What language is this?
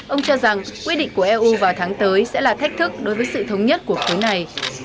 Vietnamese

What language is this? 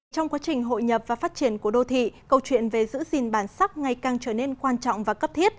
Vietnamese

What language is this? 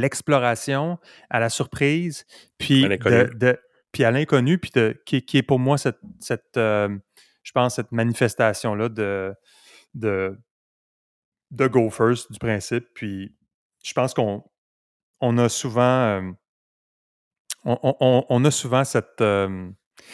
French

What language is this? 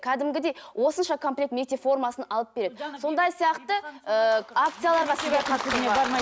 Kazakh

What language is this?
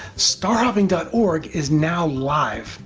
English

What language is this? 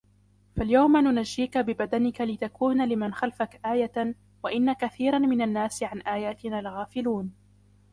Arabic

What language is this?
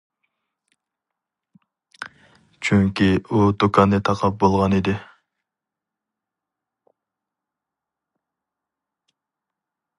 Uyghur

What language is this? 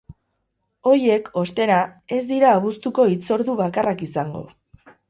Basque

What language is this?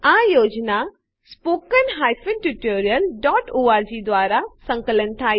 Gujarati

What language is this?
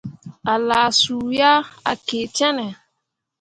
Mundang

